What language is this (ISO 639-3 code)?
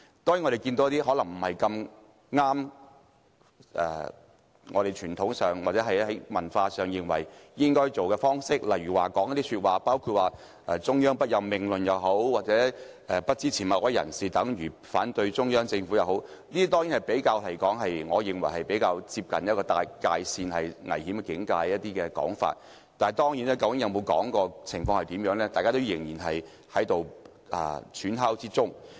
yue